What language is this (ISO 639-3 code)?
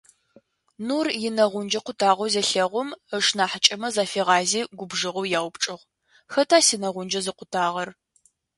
ady